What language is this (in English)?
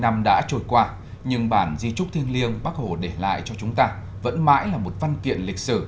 Vietnamese